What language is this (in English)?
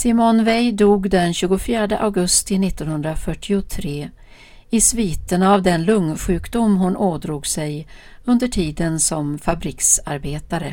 Swedish